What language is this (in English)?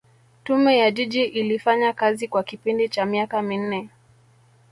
Swahili